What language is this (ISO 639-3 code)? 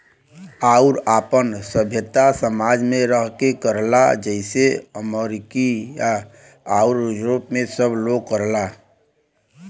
bho